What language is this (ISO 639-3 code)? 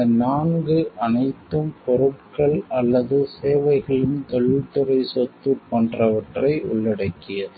tam